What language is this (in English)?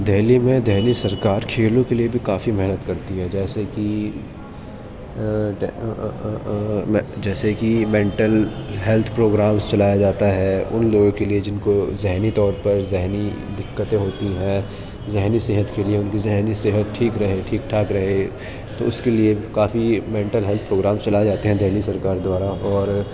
Urdu